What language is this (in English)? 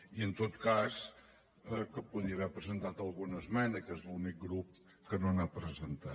Catalan